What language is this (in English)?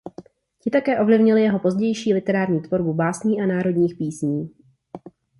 Czech